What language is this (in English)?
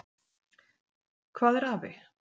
Icelandic